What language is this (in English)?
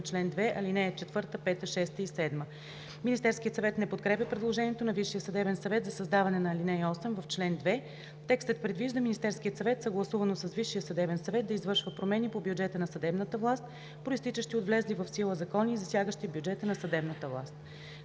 Bulgarian